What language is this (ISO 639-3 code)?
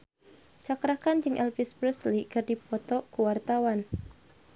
sun